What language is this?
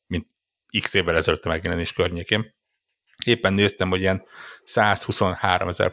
Hungarian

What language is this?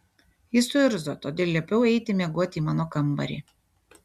Lithuanian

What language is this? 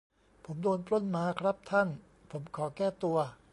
Thai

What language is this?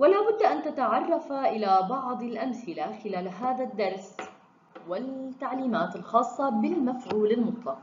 Arabic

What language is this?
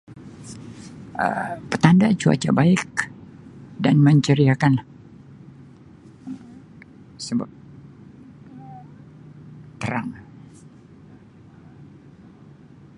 Sabah Malay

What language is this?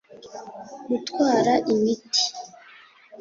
Kinyarwanda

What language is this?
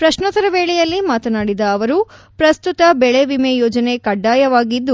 Kannada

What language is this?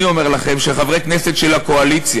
Hebrew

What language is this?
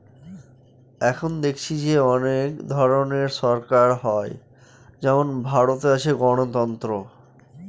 Bangla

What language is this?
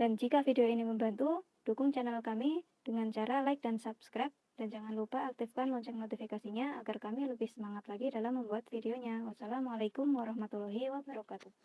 Indonesian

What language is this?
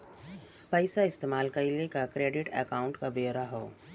Bhojpuri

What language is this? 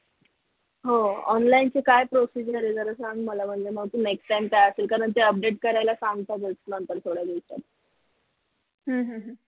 Marathi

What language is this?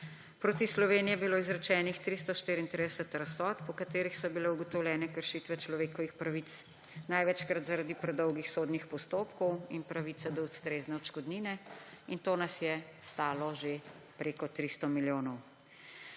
Slovenian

